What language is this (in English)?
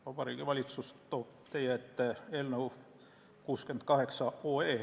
Estonian